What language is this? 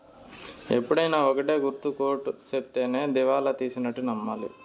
Telugu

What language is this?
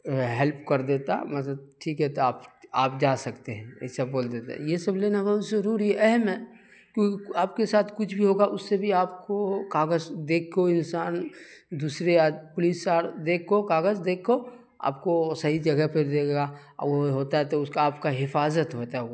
Urdu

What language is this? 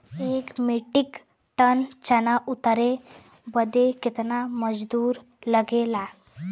Bhojpuri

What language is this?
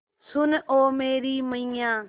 Hindi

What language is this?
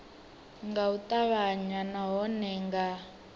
Venda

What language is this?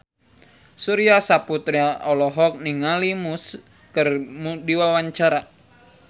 Sundanese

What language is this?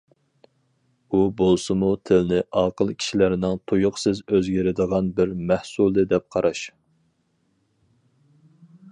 Uyghur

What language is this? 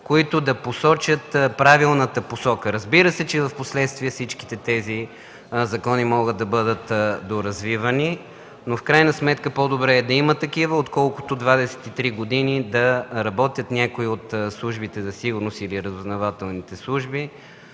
Bulgarian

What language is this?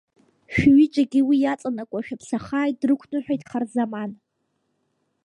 Abkhazian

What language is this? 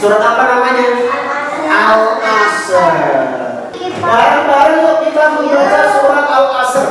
Indonesian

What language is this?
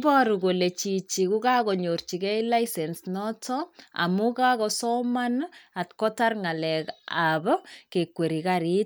Kalenjin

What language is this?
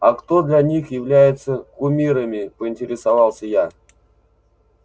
Russian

